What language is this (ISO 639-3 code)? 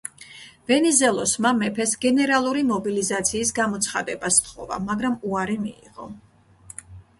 kat